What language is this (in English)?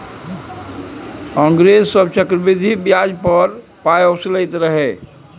Maithili